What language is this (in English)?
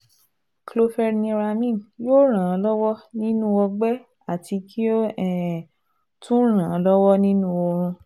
Yoruba